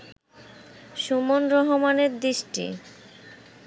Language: Bangla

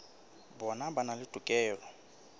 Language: Southern Sotho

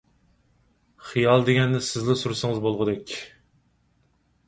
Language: Uyghur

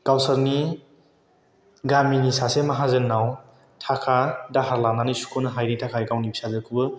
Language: Bodo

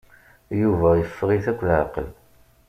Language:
Kabyle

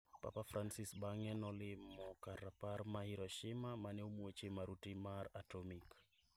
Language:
Luo (Kenya and Tanzania)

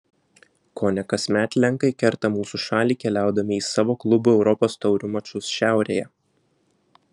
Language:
Lithuanian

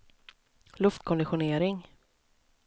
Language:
Swedish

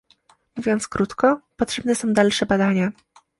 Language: Polish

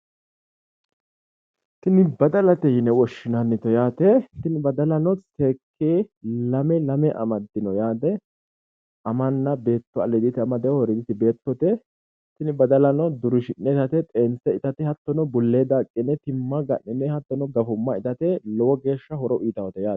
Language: Sidamo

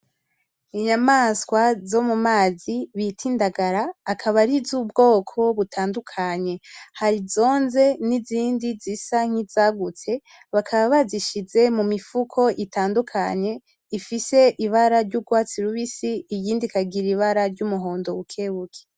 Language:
Rundi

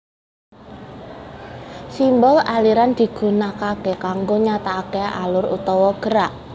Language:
Javanese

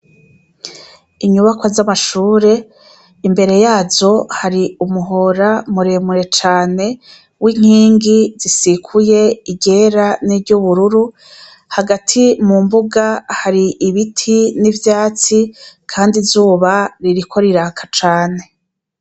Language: Rundi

